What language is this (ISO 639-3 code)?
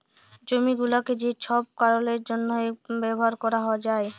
ben